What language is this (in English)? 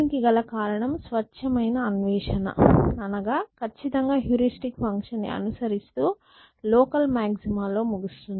Telugu